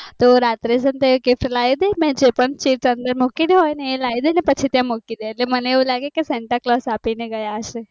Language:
Gujarati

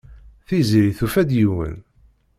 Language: Kabyle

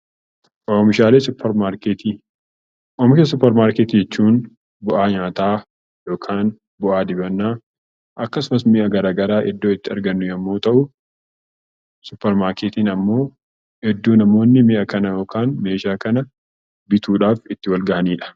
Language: Oromo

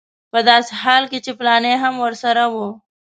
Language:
Pashto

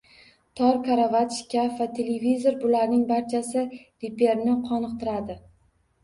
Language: Uzbek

